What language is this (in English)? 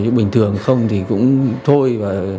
Vietnamese